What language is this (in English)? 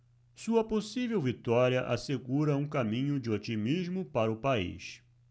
Portuguese